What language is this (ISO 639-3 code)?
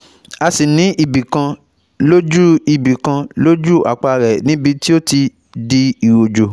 yor